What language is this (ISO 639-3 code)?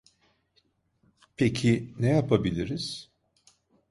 tur